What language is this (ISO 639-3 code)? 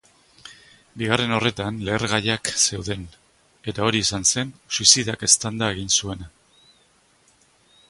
eus